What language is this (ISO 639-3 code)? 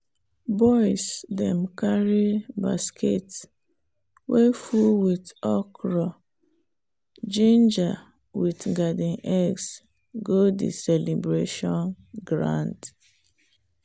pcm